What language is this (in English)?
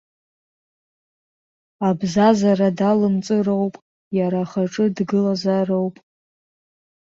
Abkhazian